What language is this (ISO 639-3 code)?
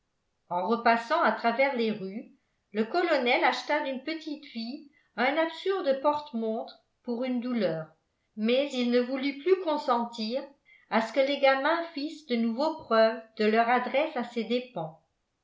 fra